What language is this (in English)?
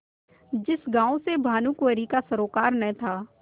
Hindi